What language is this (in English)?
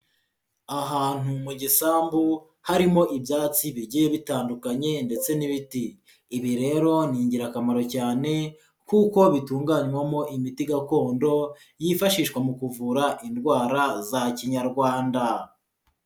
Kinyarwanda